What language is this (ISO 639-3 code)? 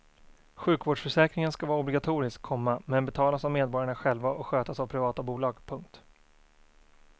swe